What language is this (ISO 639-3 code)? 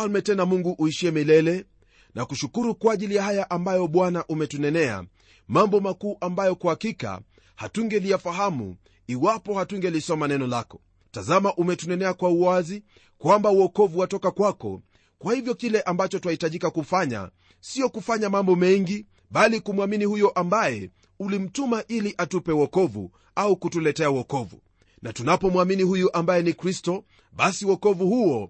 swa